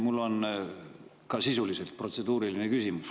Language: Estonian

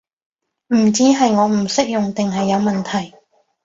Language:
Cantonese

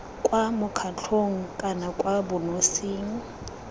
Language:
Tswana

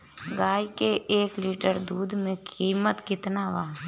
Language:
Bhojpuri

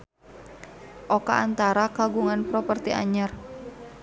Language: Sundanese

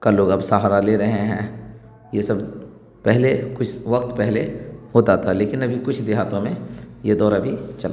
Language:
Urdu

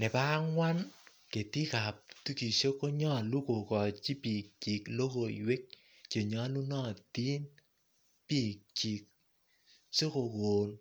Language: Kalenjin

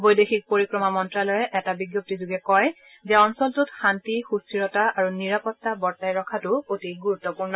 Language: Assamese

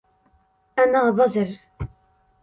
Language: Arabic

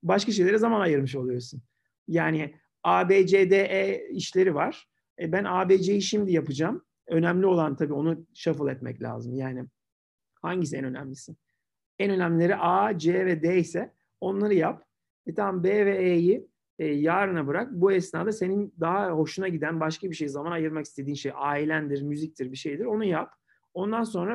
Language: Turkish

